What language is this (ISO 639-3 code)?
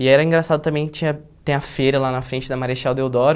por